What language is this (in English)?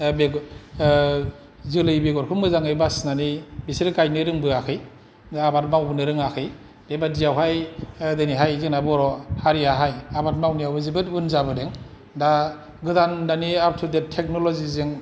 Bodo